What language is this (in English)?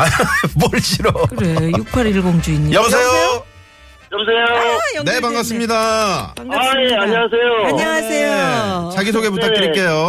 Korean